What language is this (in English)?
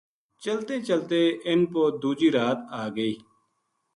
Gujari